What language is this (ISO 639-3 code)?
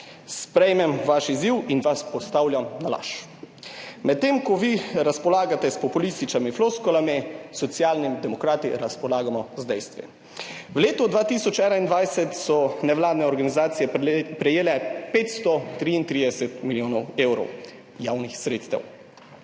slv